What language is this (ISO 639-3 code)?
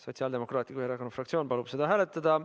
est